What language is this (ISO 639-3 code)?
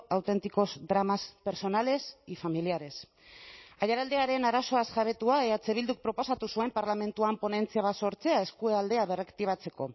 eus